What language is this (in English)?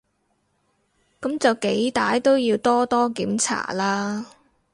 Cantonese